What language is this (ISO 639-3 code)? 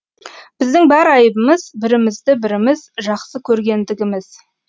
kaz